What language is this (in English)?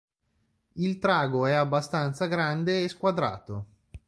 Italian